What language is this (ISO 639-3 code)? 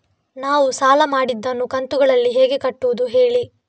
kan